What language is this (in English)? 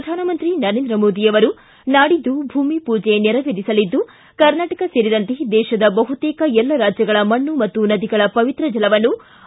Kannada